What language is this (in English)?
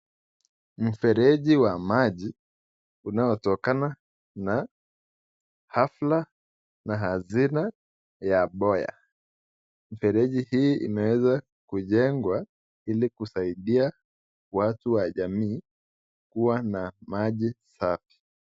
Swahili